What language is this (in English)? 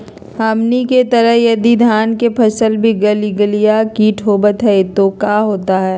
Magahi